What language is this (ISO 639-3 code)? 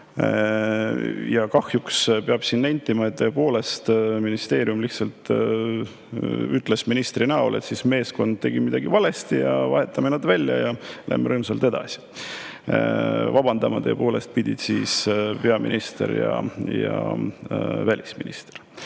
est